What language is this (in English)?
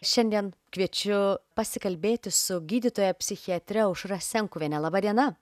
Lithuanian